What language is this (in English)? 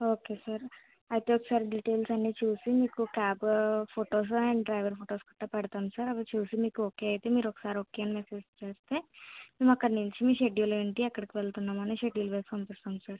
Telugu